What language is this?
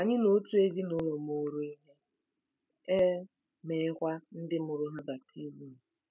Igbo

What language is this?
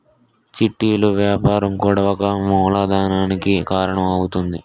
Telugu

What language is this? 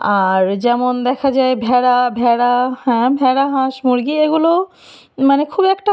Bangla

